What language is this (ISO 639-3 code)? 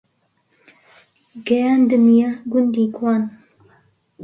ckb